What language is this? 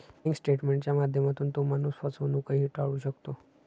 Marathi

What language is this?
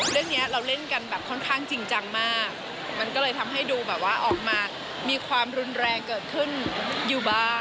Thai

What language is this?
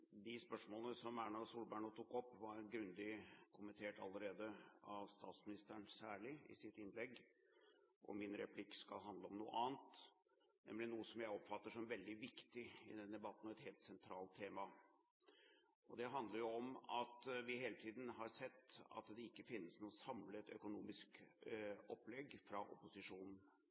Norwegian Bokmål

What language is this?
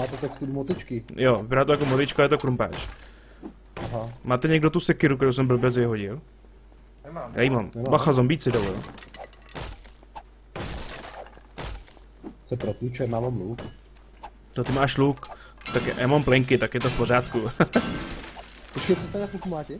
Czech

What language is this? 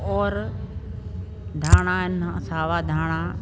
Sindhi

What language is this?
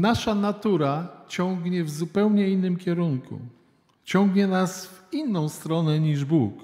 Polish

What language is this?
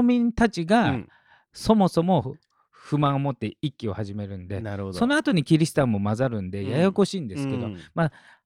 Japanese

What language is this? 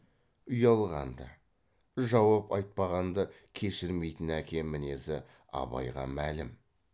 Kazakh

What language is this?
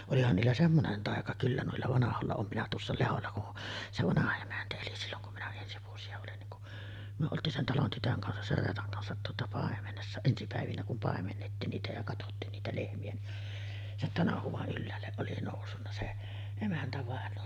Finnish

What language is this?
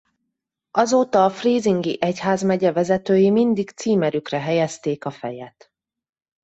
Hungarian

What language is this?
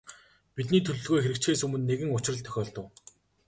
Mongolian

